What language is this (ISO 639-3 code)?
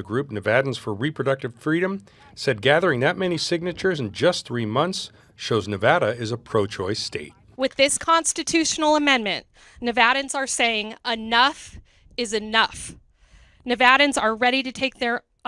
eng